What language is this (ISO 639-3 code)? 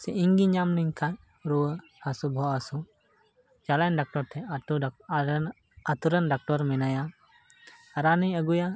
sat